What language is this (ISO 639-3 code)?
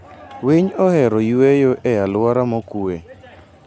luo